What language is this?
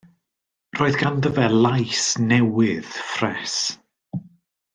Welsh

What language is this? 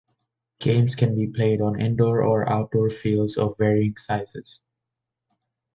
English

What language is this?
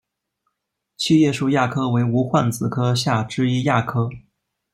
Chinese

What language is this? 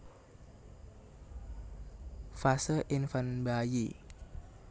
Javanese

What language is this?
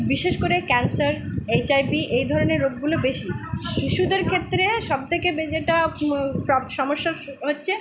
Bangla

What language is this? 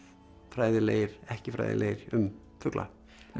Icelandic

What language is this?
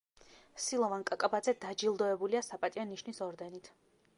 Georgian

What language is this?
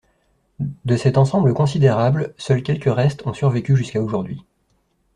French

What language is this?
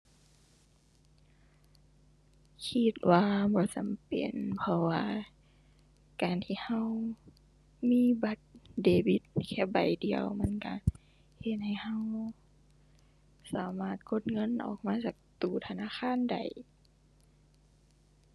Thai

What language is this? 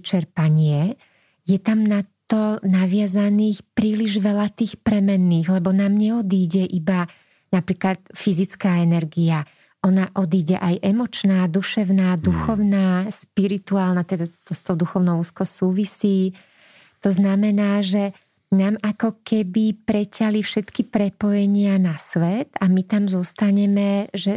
Slovak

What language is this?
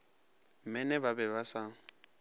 Northern Sotho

